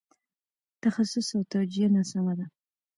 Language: Pashto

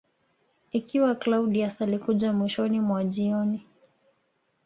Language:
Swahili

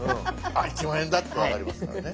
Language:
Japanese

